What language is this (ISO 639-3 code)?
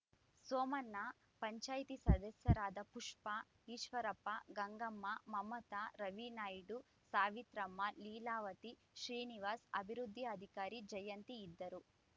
kan